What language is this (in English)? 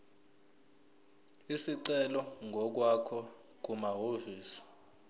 Zulu